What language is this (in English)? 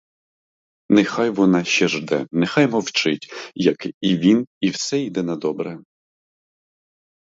Ukrainian